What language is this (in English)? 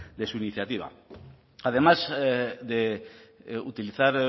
Spanish